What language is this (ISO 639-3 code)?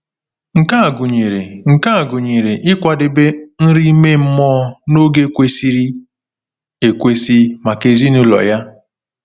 ibo